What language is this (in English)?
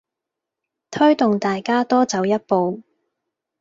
Cantonese